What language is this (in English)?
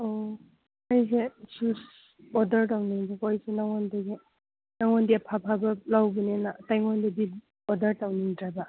Manipuri